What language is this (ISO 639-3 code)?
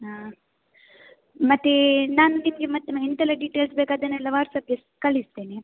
kan